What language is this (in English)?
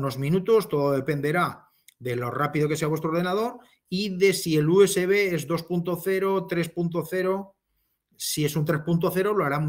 Spanish